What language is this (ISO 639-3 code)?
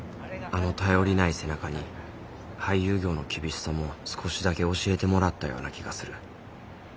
jpn